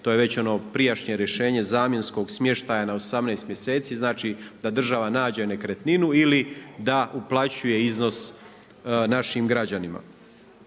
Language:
Croatian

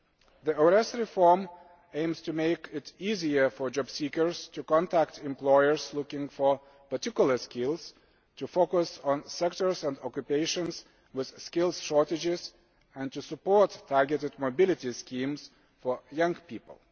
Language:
English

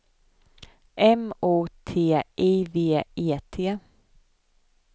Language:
Swedish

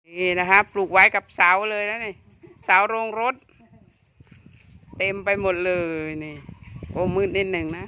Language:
Thai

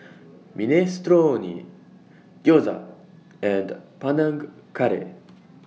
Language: English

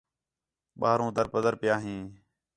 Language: Khetrani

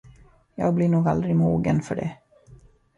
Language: Swedish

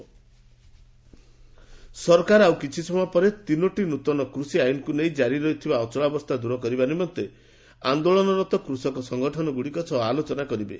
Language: Odia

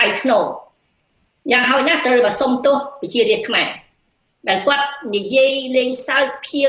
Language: Thai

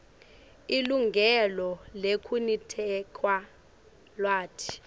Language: Swati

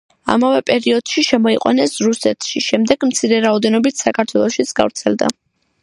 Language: Georgian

